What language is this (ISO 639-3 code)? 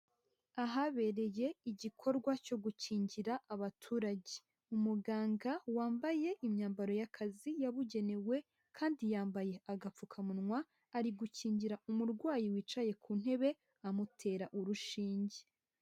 kin